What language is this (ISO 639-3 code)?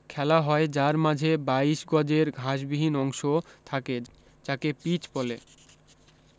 ben